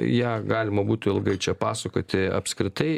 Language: Lithuanian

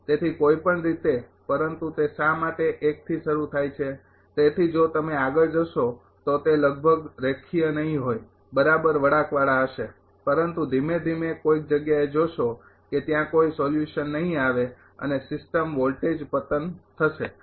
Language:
Gujarati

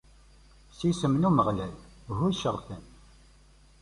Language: Kabyle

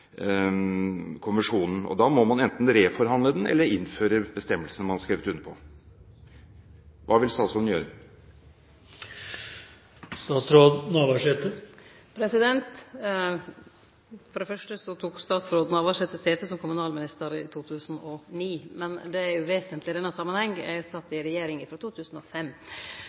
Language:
Norwegian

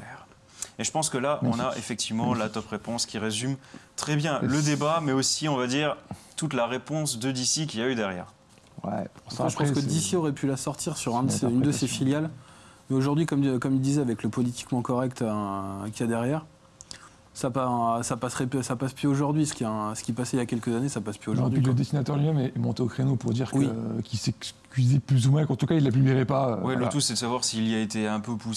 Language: French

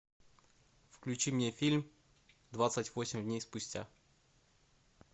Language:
Russian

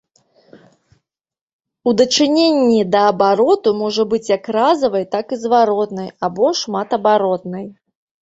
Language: Belarusian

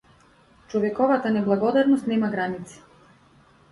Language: Macedonian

